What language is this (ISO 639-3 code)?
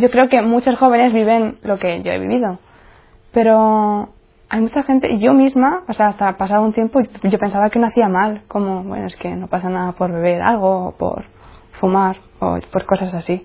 spa